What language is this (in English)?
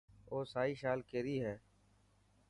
Dhatki